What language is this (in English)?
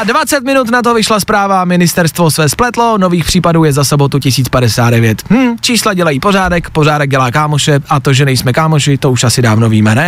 Czech